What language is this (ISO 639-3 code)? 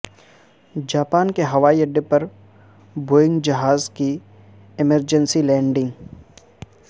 urd